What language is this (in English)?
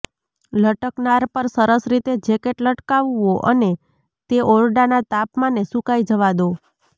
Gujarati